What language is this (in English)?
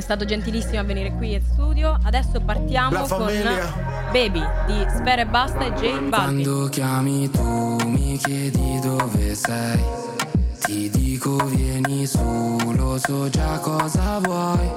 Italian